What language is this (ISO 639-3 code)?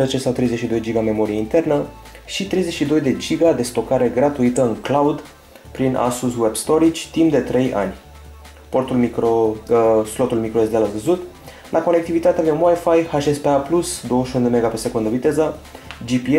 ron